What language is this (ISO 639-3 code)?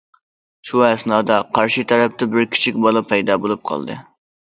uig